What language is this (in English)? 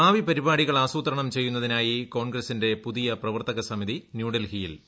Malayalam